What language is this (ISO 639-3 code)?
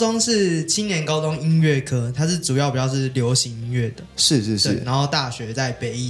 zho